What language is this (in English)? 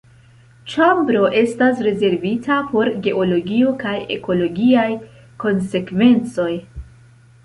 Esperanto